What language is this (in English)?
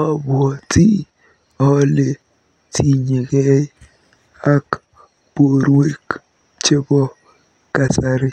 Kalenjin